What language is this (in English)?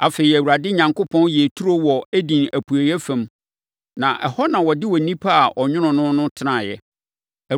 Akan